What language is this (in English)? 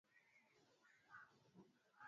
Swahili